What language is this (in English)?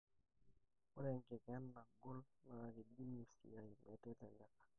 Masai